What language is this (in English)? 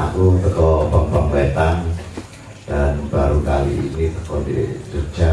Indonesian